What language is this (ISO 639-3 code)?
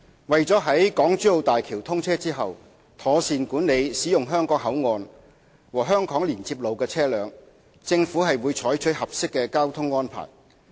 yue